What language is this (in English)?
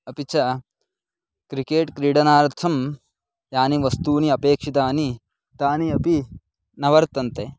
Sanskrit